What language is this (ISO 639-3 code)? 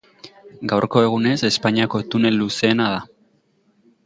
eus